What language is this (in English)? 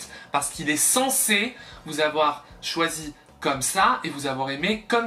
French